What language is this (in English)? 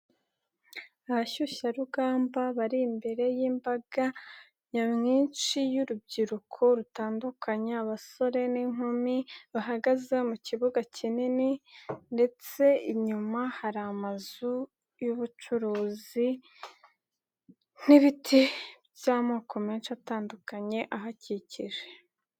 Kinyarwanda